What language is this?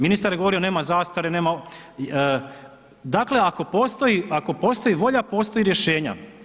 Croatian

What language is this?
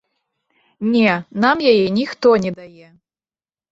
Belarusian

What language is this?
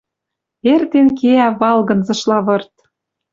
Western Mari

